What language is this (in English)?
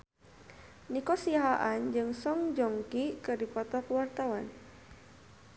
Sundanese